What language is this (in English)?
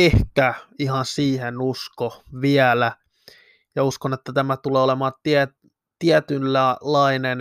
Finnish